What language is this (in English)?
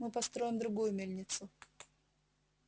Russian